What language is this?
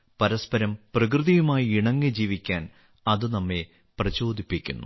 Malayalam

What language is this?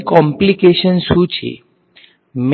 Gujarati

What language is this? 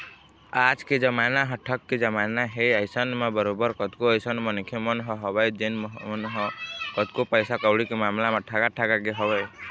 Chhattisgarhi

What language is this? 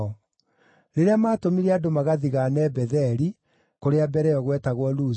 Kikuyu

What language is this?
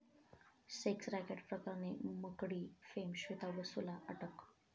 Marathi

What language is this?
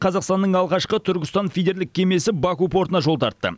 Kazakh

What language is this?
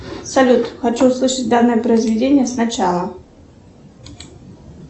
Russian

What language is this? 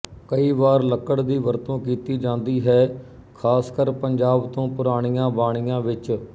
Punjabi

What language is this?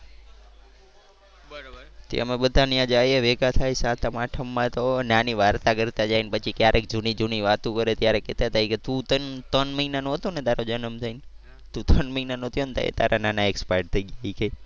Gujarati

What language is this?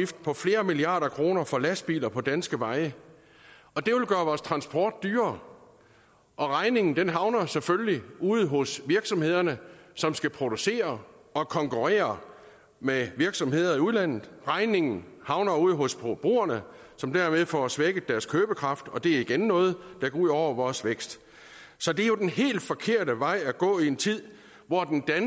Danish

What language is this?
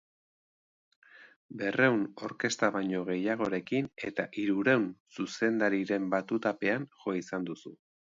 Basque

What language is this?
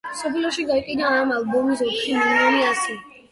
Georgian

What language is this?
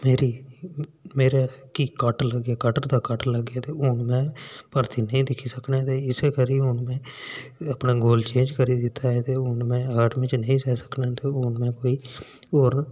Dogri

